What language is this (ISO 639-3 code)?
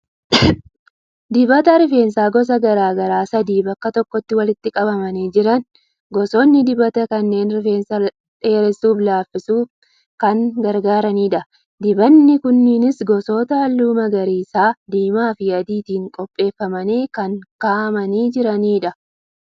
orm